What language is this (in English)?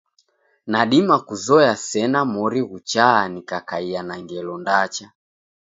Taita